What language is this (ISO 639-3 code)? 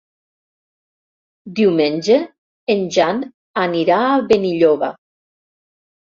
cat